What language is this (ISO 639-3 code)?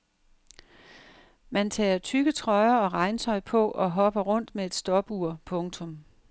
dan